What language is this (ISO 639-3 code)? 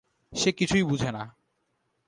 ben